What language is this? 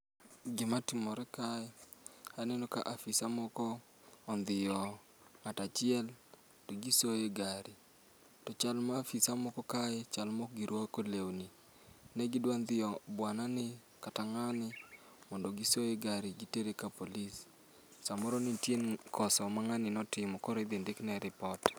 Luo (Kenya and Tanzania)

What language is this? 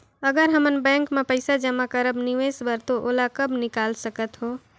Chhattisgarhi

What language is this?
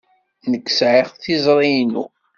Kabyle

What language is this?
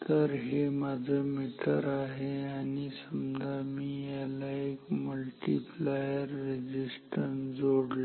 Marathi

